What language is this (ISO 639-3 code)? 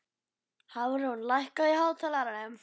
isl